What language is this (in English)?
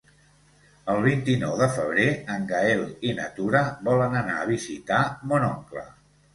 Catalan